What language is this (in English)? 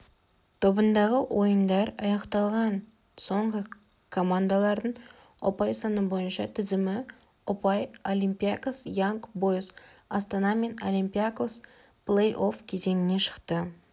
Kazakh